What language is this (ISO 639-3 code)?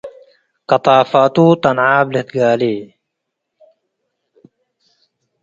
tig